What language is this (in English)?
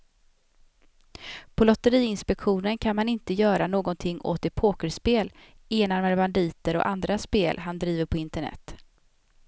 Swedish